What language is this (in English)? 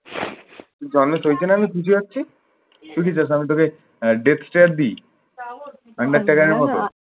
Bangla